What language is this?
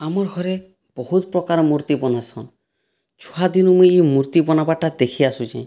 Odia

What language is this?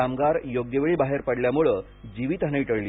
Marathi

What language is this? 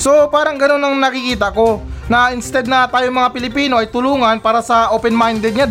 Filipino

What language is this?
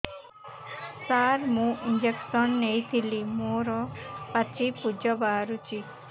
Odia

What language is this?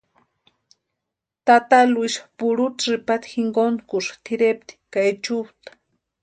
Western Highland Purepecha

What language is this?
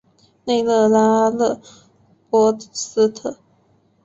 Chinese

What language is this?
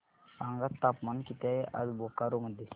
Marathi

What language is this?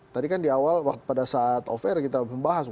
Indonesian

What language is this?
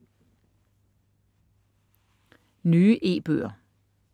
Danish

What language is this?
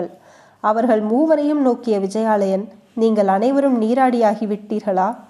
Tamil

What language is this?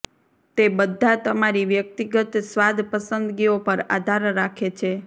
Gujarati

